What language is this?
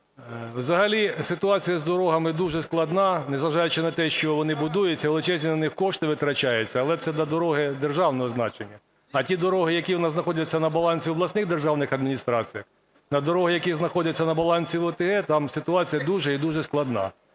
Ukrainian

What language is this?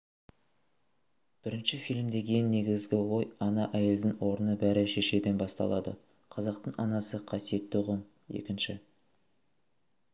Kazakh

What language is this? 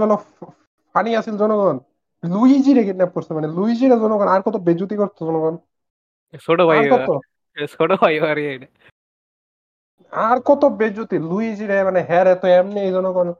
Bangla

